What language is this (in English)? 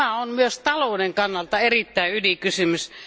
Finnish